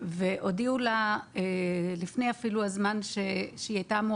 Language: Hebrew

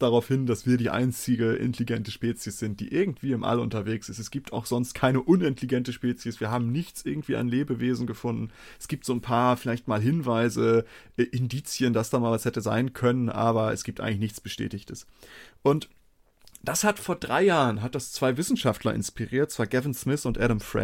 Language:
German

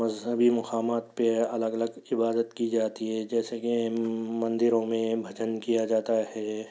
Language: Urdu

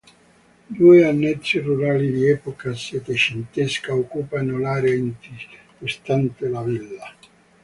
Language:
Italian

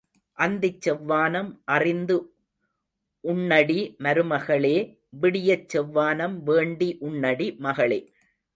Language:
Tamil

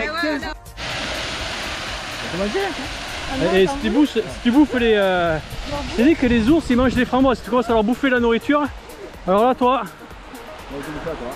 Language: French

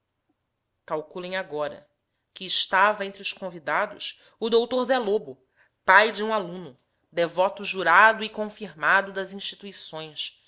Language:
Portuguese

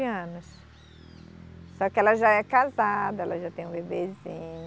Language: Portuguese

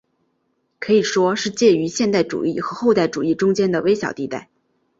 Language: Chinese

